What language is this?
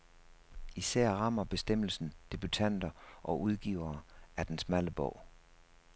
Danish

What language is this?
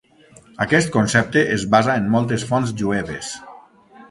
Catalan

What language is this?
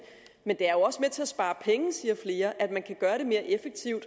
Danish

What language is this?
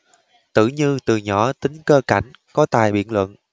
Vietnamese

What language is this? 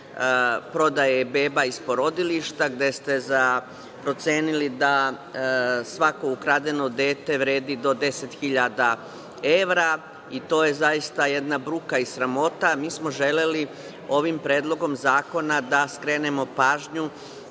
Serbian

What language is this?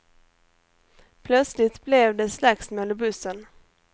Swedish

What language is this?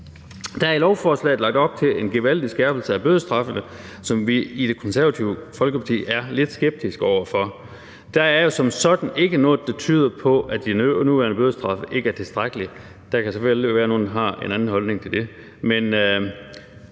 Danish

